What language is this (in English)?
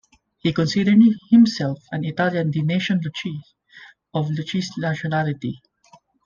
English